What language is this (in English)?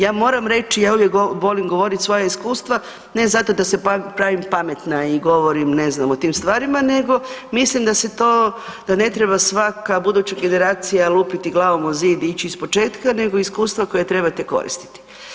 Croatian